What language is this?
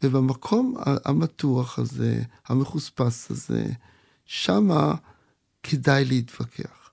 Hebrew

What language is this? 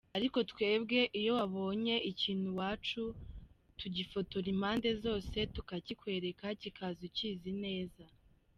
Kinyarwanda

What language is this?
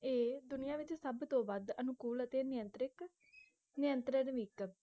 Punjabi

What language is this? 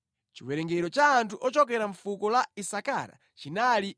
Nyanja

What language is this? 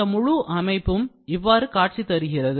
Tamil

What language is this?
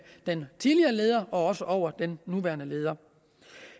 Danish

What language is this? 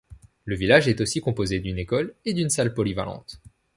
French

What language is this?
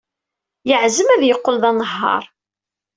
Kabyle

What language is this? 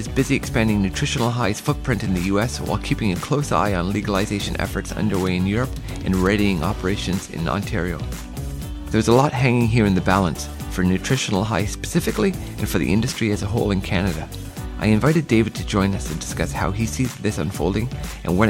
English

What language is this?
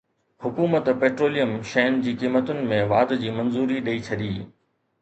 Sindhi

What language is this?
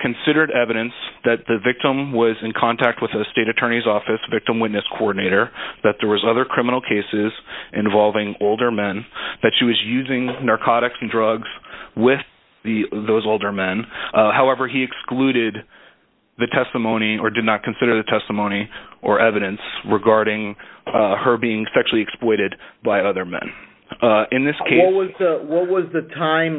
English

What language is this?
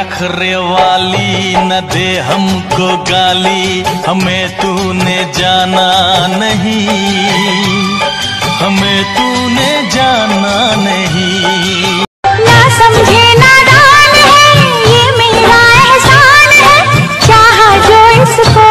Hindi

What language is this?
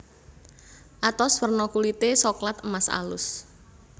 Javanese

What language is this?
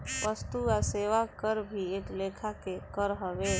Bhojpuri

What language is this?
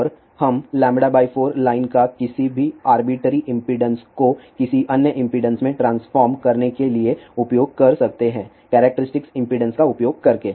Hindi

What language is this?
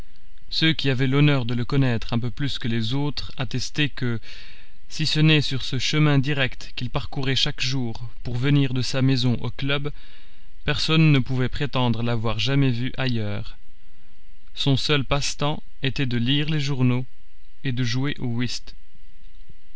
French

